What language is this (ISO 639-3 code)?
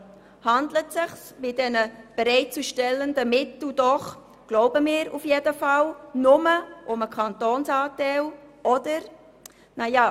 gsw